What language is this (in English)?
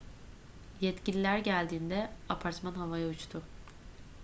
Turkish